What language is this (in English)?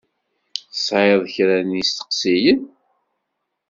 Kabyle